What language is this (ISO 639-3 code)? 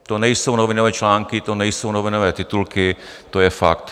ces